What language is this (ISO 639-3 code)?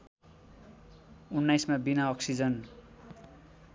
nep